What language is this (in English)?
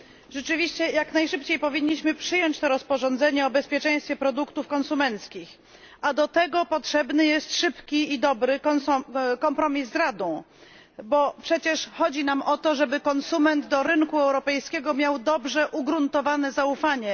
Polish